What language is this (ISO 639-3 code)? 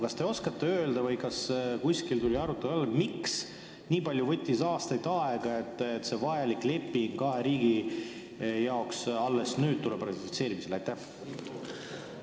est